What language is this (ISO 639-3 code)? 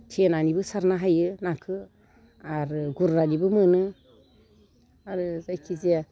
brx